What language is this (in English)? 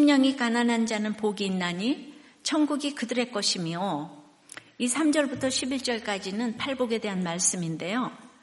Korean